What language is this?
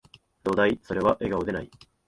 Japanese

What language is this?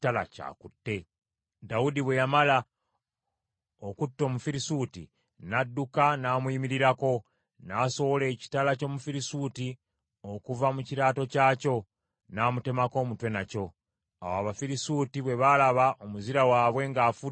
Ganda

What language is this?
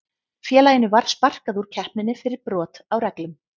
Icelandic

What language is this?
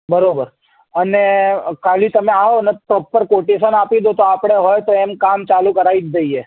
Gujarati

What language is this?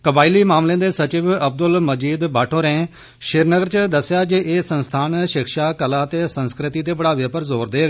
Dogri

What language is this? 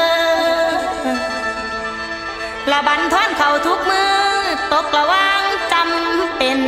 Thai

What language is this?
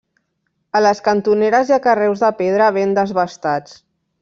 Catalan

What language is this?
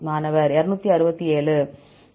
Tamil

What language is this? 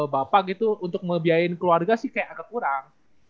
Indonesian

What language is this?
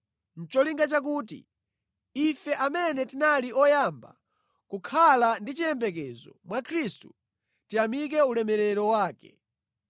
Nyanja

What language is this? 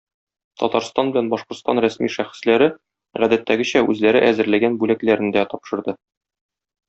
Tatar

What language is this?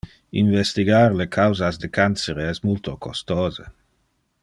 Interlingua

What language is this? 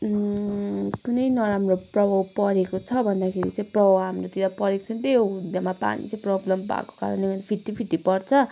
Nepali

